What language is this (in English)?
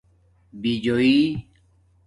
Domaaki